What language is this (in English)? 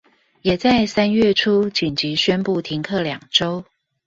Chinese